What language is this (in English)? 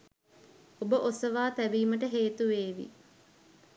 Sinhala